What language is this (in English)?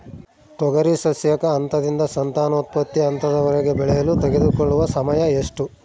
Kannada